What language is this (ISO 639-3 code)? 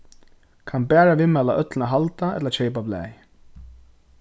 fao